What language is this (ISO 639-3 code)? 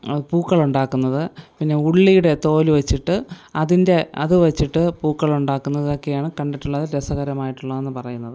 mal